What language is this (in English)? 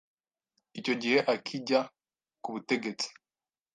Kinyarwanda